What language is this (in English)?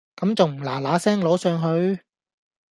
Cantonese